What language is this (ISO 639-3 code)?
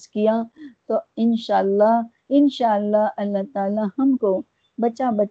urd